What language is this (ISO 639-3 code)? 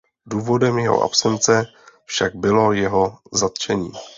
ces